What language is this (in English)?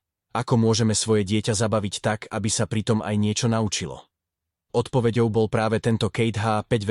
Slovak